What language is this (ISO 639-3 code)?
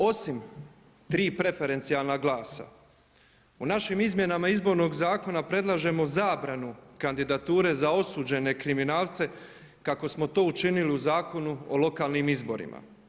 hrv